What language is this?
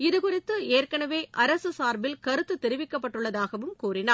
Tamil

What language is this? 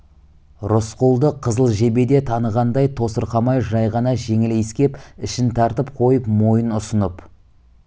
Kazakh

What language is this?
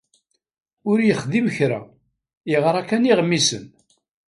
Kabyle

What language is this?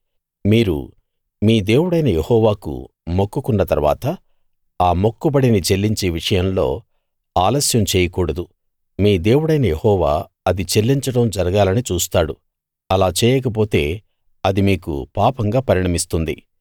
Telugu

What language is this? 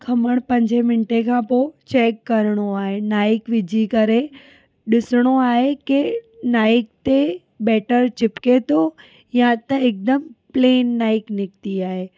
Sindhi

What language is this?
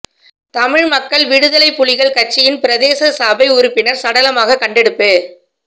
Tamil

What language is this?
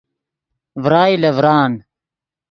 Yidgha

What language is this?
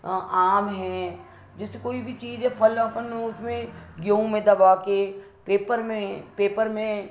Hindi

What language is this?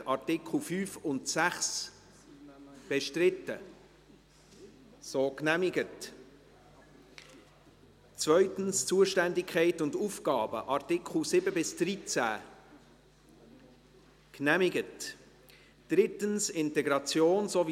Swiss German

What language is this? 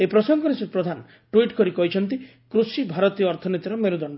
Odia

